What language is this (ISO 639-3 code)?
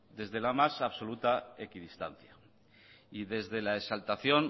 spa